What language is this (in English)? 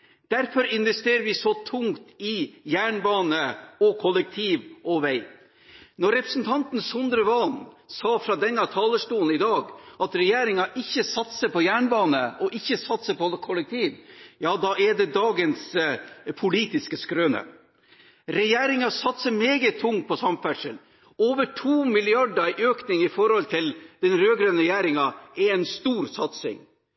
Norwegian Bokmål